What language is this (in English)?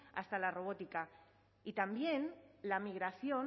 Spanish